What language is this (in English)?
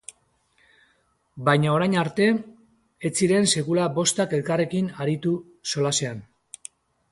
Basque